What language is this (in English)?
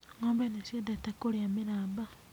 Kikuyu